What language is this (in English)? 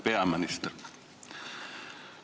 Estonian